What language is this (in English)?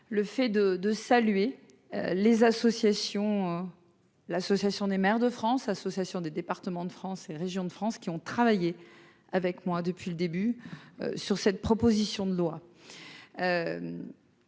French